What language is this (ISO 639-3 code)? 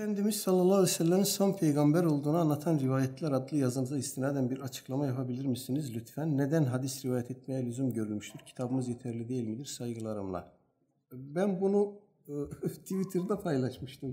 tur